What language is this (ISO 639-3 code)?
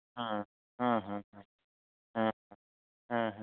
sat